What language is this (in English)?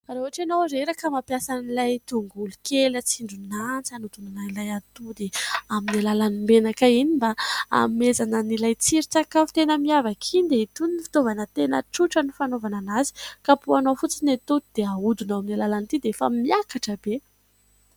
Malagasy